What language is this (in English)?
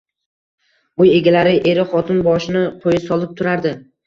Uzbek